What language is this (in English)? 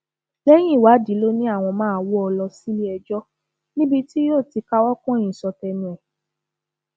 Yoruba